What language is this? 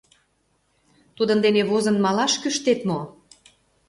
Mari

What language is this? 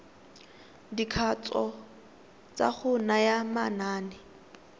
Tswana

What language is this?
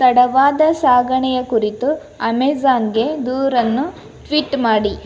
Kannada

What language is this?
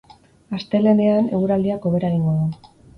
Basque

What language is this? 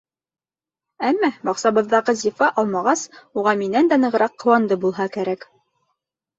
Bashkir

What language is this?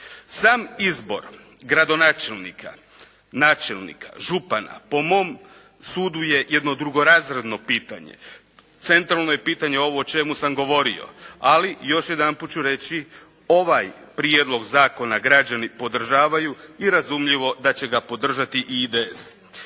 Croatian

